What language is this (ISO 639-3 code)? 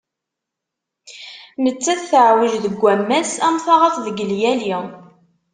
kab